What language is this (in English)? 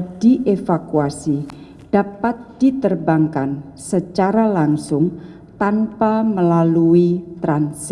Indonesian